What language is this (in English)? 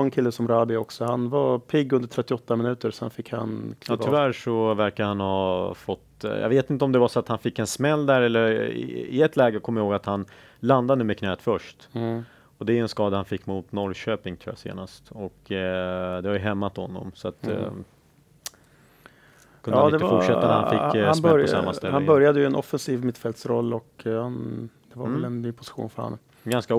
Swedish